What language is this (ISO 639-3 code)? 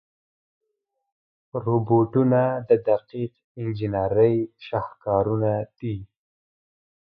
pus